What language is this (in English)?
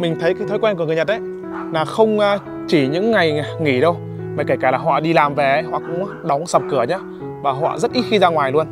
Vietnamese